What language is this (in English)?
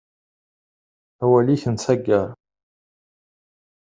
Kabyle